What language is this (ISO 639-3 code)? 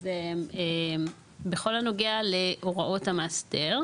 heb